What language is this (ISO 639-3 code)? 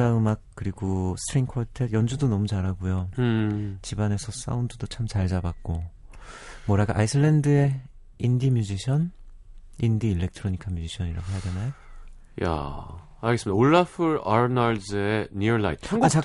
kor